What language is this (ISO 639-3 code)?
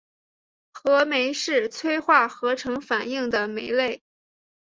zho